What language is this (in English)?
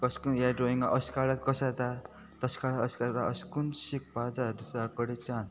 Konkani